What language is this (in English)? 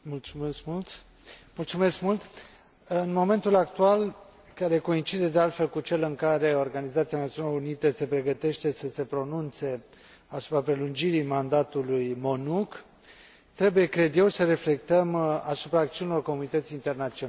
Romanian